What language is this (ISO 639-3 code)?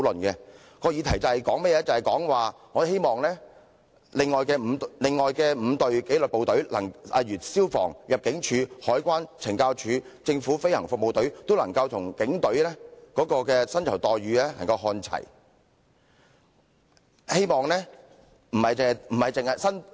yue